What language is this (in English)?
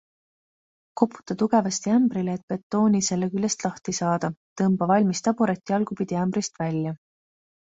Estonian